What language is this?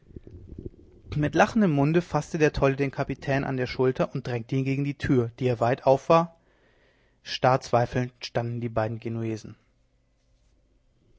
German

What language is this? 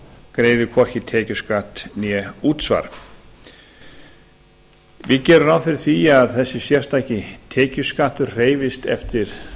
Icelandic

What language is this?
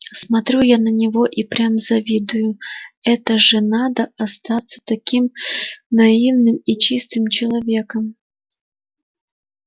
Russian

